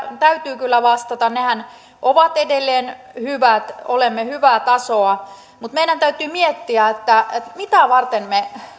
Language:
Finnish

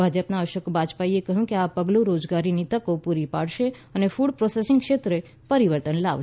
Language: Gujarati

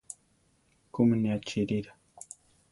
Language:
Central Tarahumara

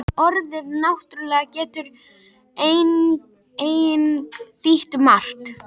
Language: Icelandic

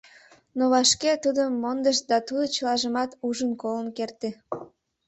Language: Mari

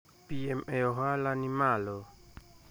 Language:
Luo (Kenya and Tanzania)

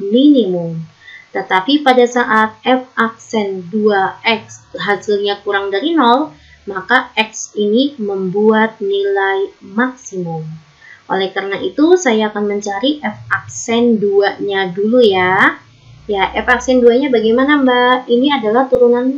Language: Indonesian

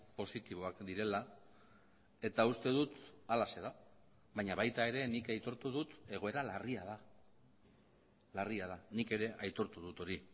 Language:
Basque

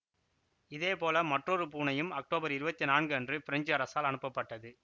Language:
Tamil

